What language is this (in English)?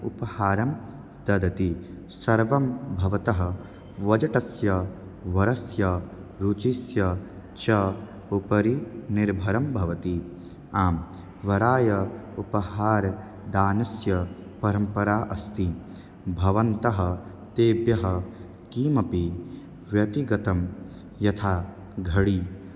Sanskrit